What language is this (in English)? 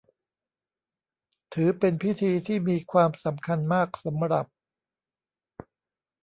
Thai